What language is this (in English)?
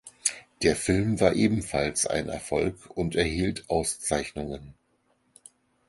German